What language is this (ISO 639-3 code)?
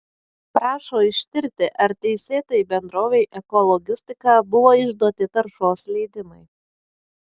lit